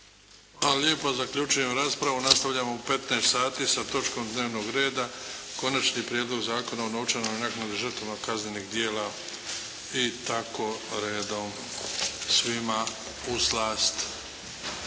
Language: Croatian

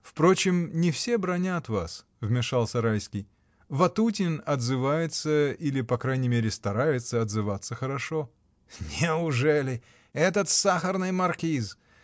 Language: Russian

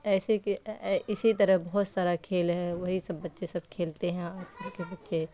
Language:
Urdu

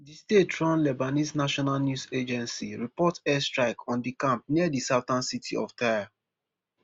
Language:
Nigerian Pidgin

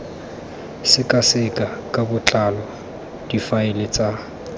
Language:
Tswana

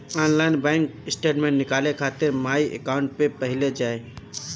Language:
Bhojpuri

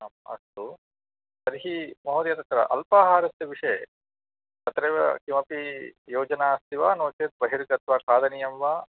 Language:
Sanskrit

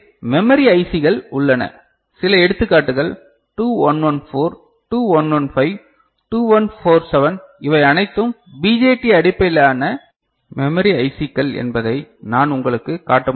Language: Tamil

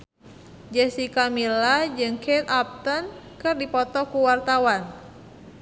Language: Sundanese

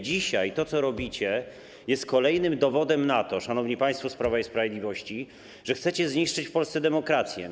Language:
Polish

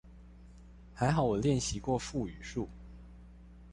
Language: Chinese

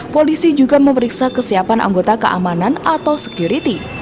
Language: Indonesian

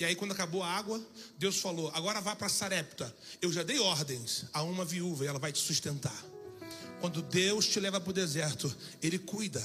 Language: Portuguese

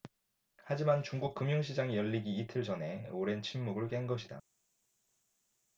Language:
Korean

